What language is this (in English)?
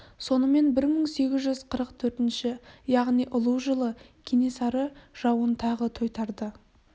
Kazakh